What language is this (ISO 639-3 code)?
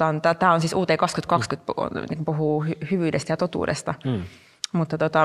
fin